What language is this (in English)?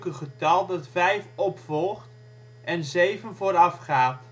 Dutch